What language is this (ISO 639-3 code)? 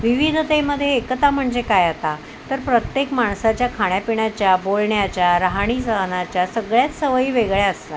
mar